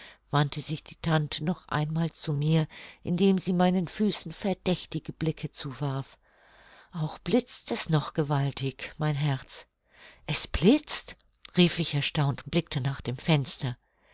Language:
German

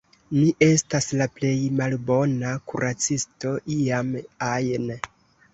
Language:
Esperanto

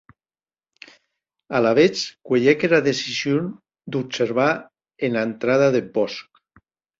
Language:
Occitan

